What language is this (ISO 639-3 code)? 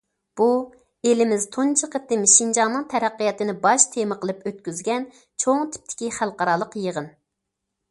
uig